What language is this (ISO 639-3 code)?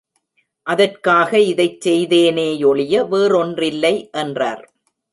tam